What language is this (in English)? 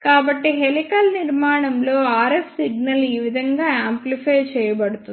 Telugu